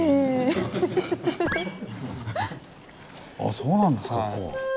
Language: Japanese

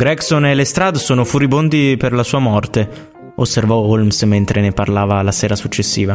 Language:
Italian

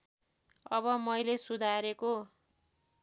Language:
Nepali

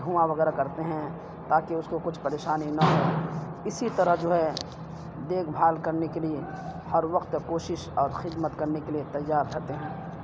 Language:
Urdu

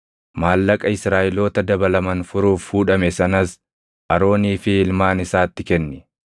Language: Oromo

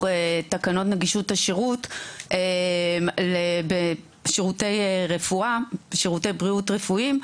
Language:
Hebrew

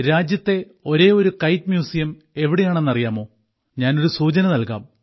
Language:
Malayalam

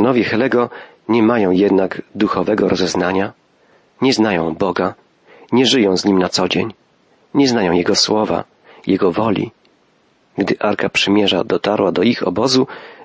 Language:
Polish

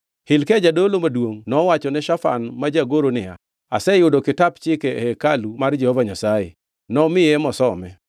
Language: Luo (Kenya and Tanzania)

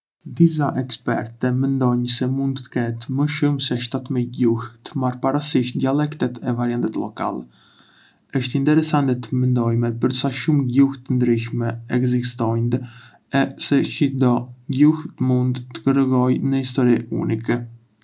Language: Arbëreshë Albanian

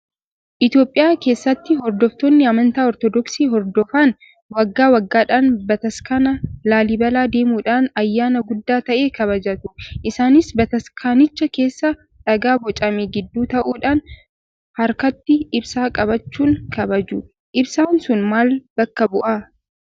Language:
Oromo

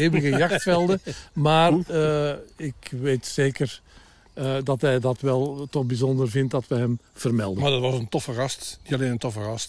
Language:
Dutch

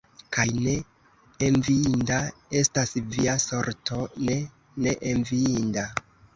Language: Esperanto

